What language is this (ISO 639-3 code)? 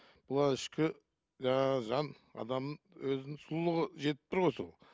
kaz